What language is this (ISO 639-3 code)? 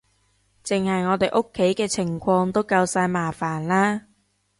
yue